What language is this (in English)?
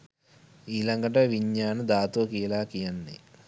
Sinhala